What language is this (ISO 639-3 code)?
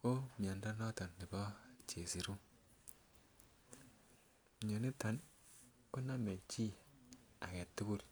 kln